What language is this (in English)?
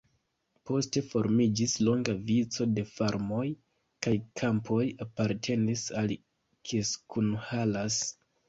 Esperanto